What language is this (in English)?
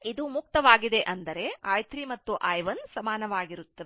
Kannada